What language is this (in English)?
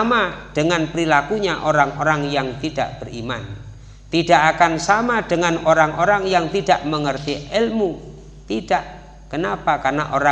Indonesian